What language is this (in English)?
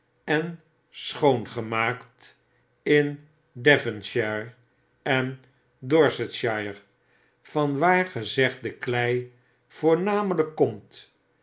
Dutch